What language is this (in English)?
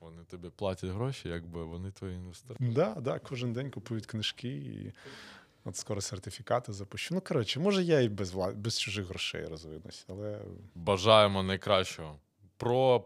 Ukrainian